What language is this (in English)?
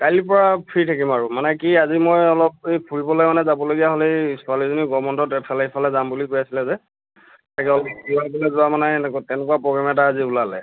Assamese